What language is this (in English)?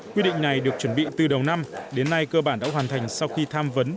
Vietnamese